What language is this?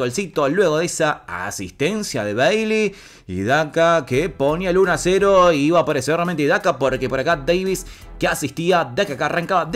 Spanish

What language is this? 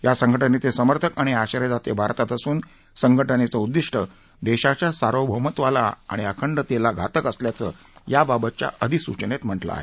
Marathi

